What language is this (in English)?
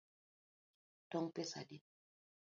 Luo (Kenya and Tanzania)